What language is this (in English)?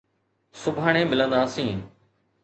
Sindhi